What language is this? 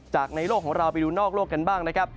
Thai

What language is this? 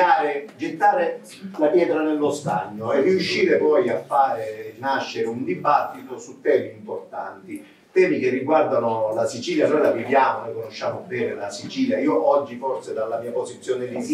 Italian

